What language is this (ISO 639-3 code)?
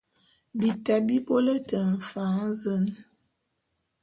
bum